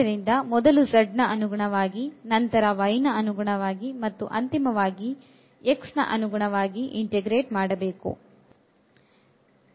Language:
Kannada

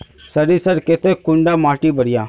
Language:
Magahi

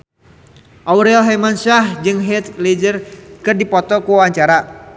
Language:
Sundanese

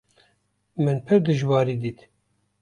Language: Kurdish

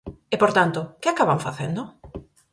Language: Galician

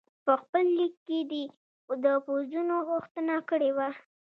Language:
Pashto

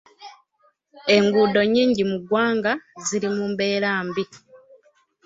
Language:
Ganda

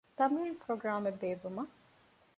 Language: Divehi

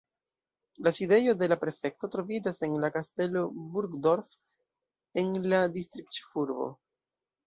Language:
Esperanto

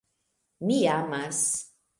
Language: Esperanto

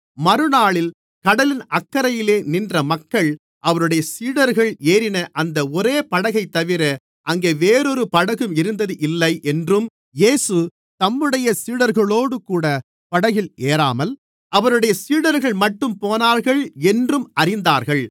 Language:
Tamil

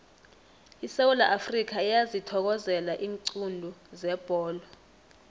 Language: South Ndebele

